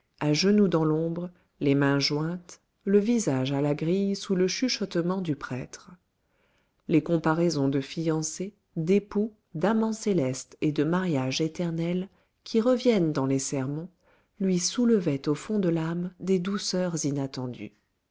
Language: French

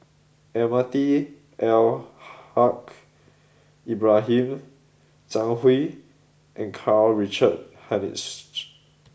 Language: English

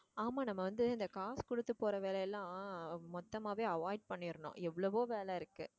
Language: Tamil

